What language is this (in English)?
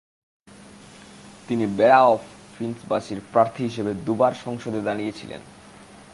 Bangla